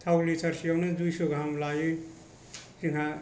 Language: Bodo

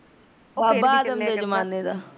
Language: Punjabi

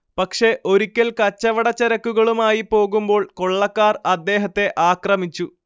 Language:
Malayalam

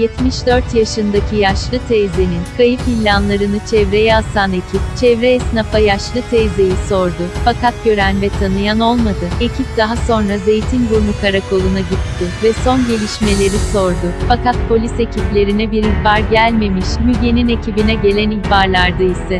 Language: Turkish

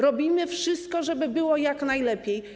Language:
Polish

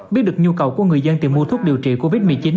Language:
Vietnamese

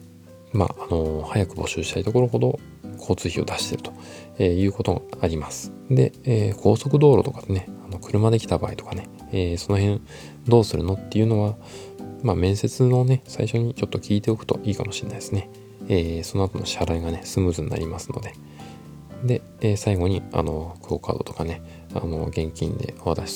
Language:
Japanese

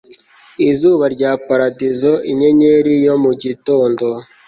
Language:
Kinyarwanda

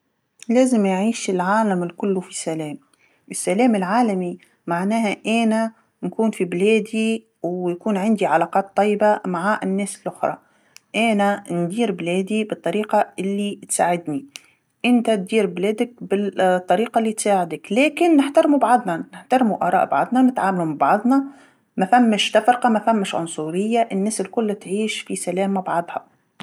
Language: Tunisian Arabic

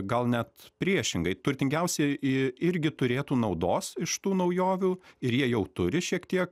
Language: Lithuanian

